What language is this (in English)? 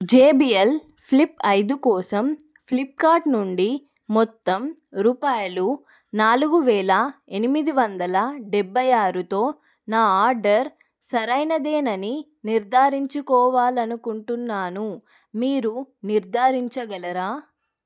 Telugu